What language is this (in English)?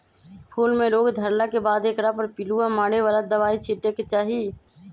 Magahi